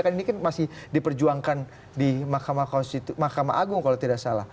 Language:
Indonesian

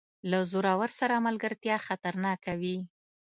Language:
Pashto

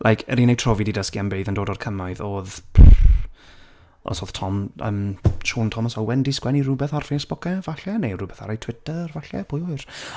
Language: Welsh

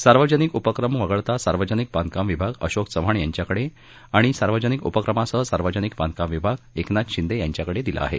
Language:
Marathi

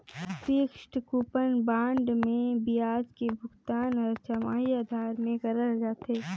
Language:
Chhattisgarhi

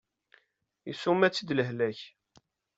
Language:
Kabyle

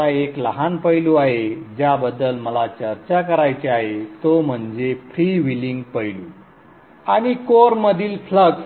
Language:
Marathi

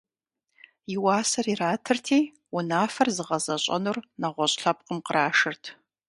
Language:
Kabardian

